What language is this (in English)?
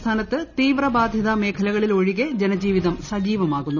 Malayalam